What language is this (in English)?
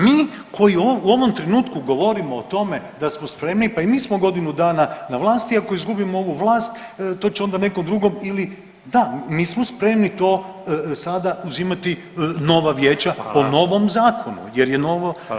Croatian